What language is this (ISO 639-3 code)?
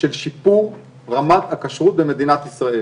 heb